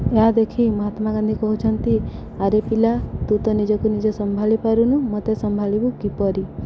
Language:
Odia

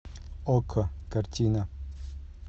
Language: Russian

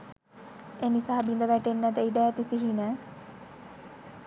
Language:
Sinhala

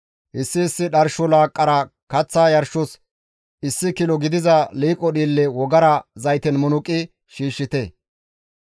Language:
Gamo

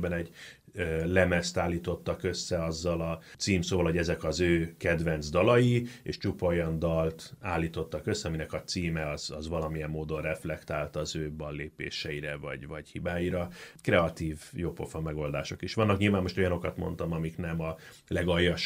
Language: Hungarian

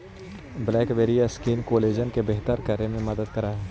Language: Magahi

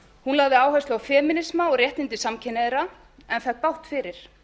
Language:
Icelandic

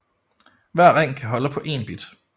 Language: Danish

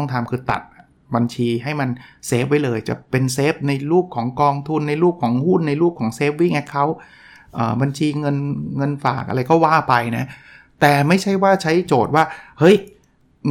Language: Thai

